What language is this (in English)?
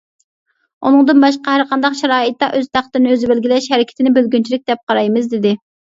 Uyghur